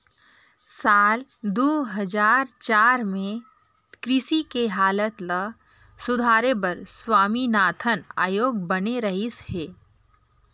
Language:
Chhattisgarhi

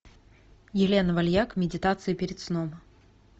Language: Russian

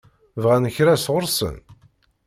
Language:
Kabyle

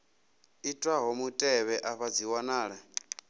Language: Venda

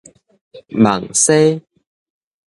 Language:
Min Nan Chinese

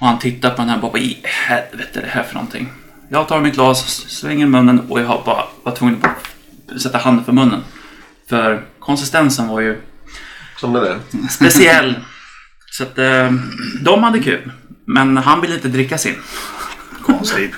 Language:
Swedish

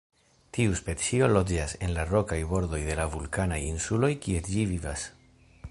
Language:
Esperanto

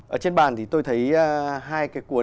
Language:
Vietnamese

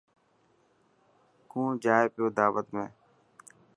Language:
Dhatki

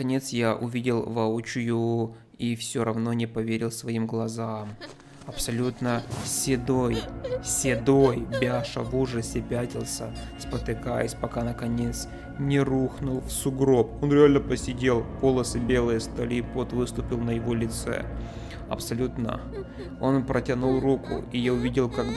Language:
Russian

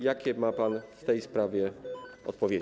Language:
Polish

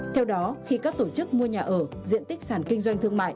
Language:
Vietnamese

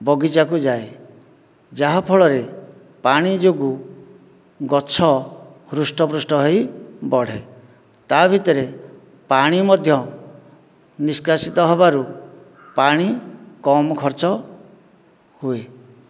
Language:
Odia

